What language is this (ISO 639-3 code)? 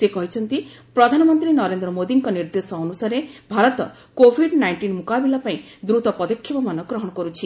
ori